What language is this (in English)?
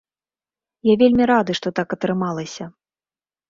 Belarusian